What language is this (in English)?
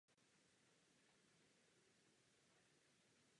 Czech